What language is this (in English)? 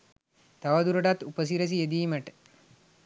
Sinhala